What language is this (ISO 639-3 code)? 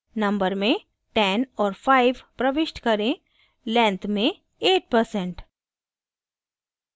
hin